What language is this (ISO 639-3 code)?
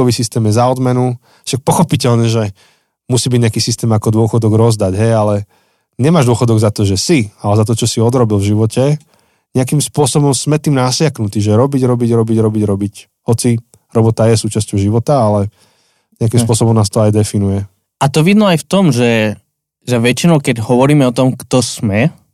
slk